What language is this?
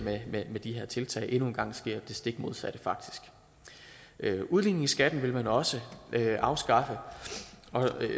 Danish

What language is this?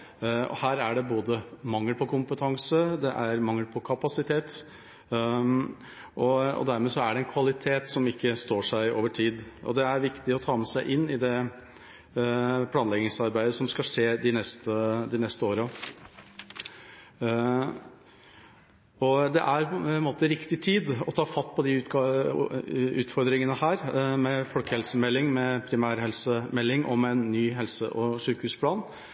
Norwegian Bokmål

